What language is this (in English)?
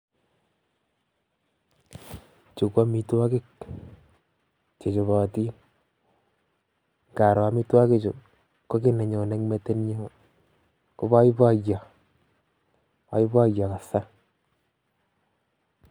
Kalenjin